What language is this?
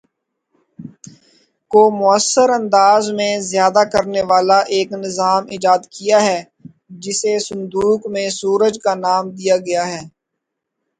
Urdu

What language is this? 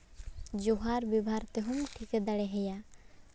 Santali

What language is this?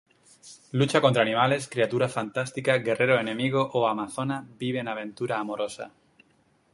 Spanish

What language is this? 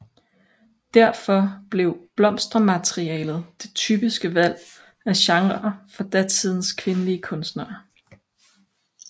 Danish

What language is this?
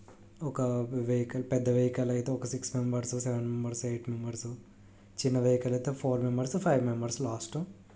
Telugu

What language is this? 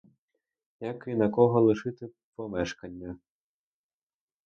Ukrainian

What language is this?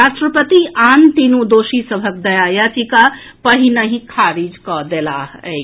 Maithili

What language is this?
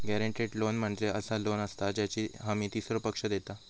Marathi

